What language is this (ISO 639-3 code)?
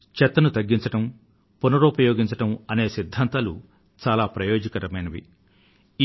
tel